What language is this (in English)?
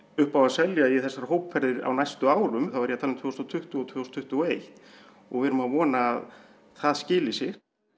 Icelandic